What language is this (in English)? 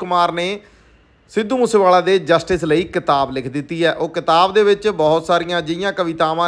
Hindi